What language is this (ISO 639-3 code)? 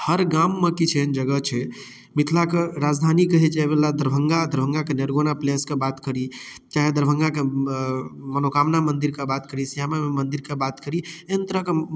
mai